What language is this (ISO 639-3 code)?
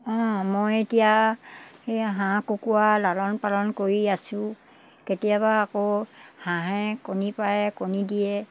asm